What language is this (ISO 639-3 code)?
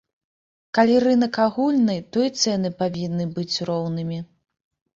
bel